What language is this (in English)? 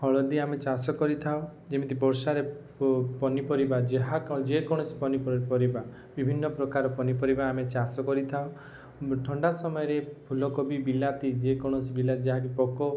Odia